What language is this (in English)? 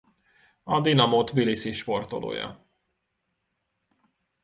Hungarian